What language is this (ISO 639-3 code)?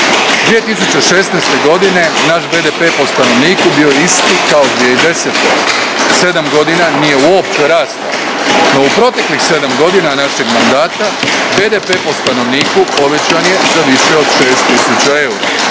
hrv